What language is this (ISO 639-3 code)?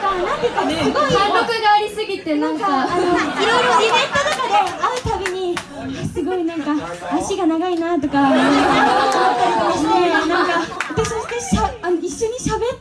jpn